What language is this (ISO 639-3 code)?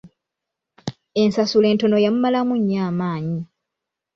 lug